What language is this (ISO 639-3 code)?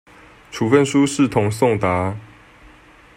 zho